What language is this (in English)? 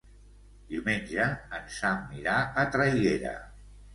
Catalan